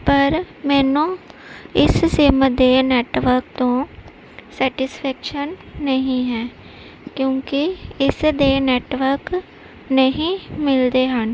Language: Punjabi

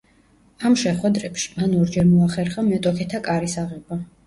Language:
Georgian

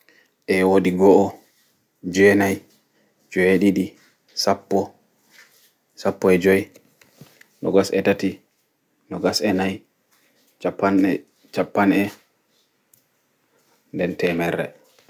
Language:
Fula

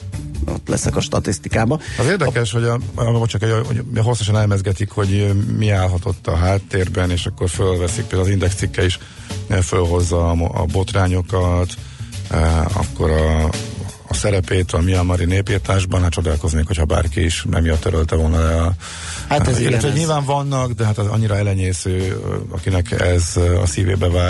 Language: Hungarian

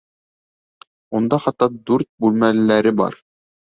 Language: Bashkir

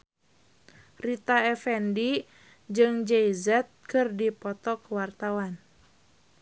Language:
Sundanese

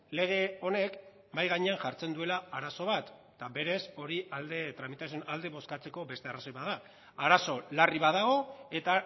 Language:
Basque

